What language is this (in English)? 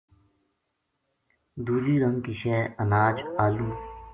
Gujari